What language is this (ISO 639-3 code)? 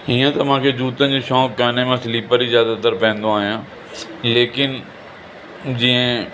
snd